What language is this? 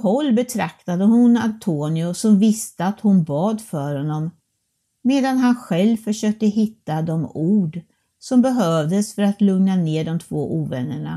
Swedish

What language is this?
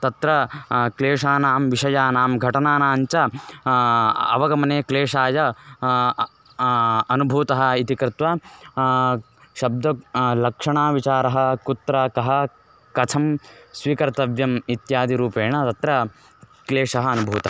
Sanskrit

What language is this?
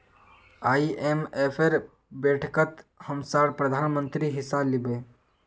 Magahi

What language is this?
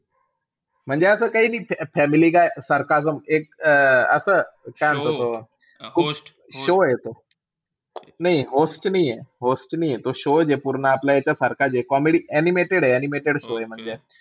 Marathi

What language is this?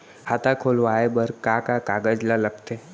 Chhattisgarhi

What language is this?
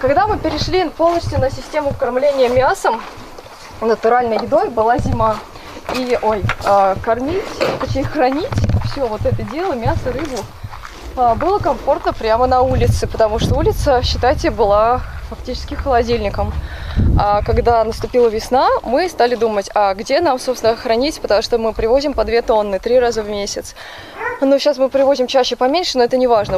Russian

